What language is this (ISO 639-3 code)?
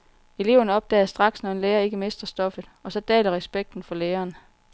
dan